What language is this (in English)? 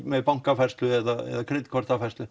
Icelandic